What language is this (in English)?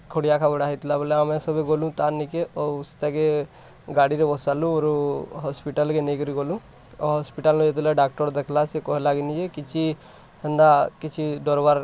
Odia